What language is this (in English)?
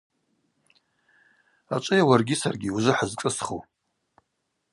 Abaza